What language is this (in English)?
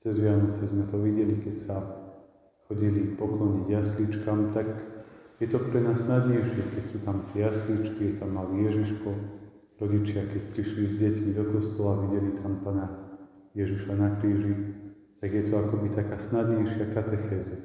Czech